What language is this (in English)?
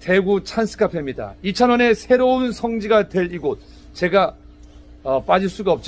Korean